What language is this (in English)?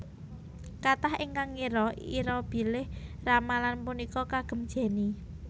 Javanese